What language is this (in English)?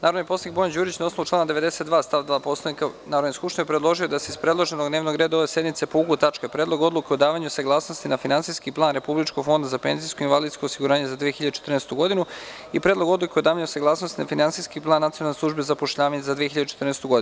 Serbian